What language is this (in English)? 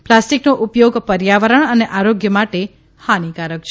Gujarati